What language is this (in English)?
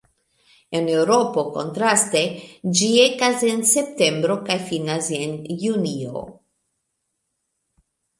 Esperanto